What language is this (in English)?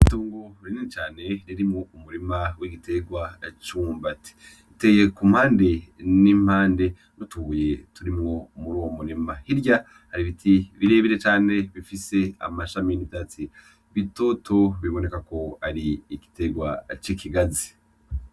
Rundi